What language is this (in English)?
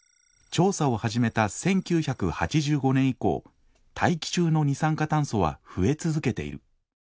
Japanese